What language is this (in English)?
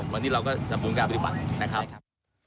Thai